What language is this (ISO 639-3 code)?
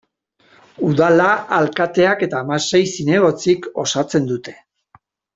eus